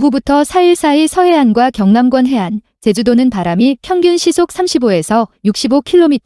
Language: Korean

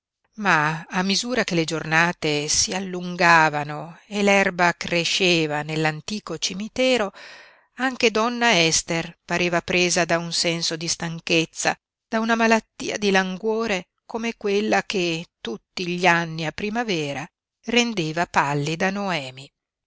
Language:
Italian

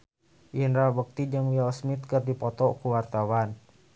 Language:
Sundanese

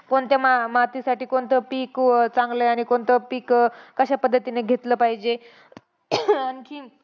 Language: Marathi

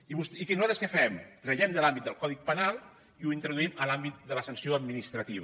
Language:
Catalan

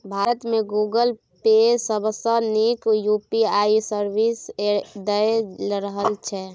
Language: Maithili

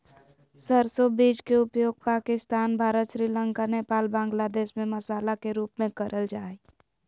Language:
Magahi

